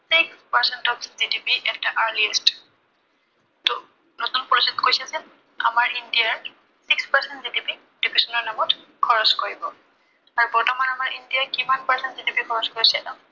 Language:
Assamese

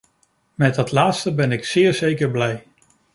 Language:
Dutch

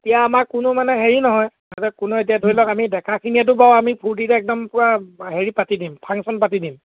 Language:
Assamese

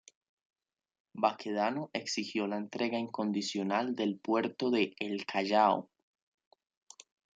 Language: Spanish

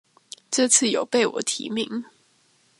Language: Chinese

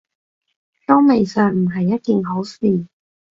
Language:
Cantonese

